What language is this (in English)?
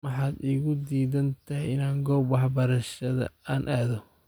Somali